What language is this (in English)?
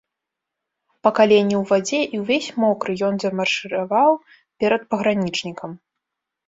Belarusian